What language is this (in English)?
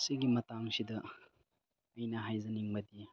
Manipuri